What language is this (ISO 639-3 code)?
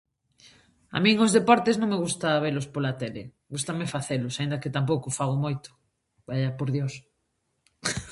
glg